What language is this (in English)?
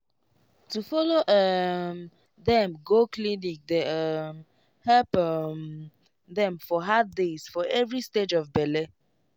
Nigerian Pidgin